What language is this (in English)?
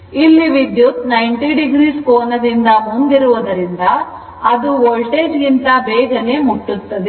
Kannada